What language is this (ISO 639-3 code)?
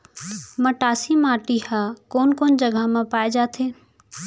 hne